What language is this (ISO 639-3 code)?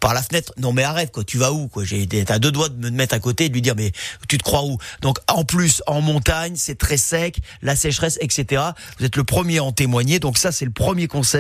fra